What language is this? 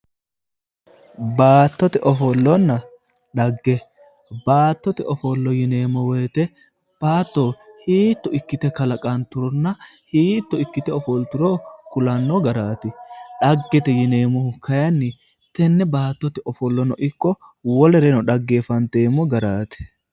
Sidamo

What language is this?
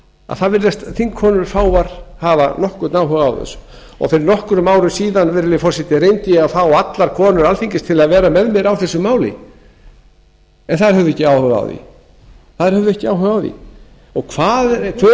Icelandic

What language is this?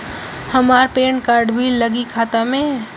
Bhojpuri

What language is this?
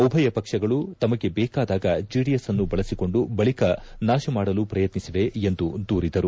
Kannada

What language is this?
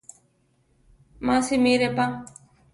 Central Tarahumara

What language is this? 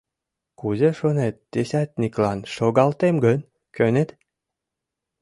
Mari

